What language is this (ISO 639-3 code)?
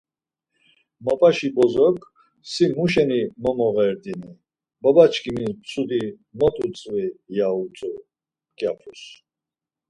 lzz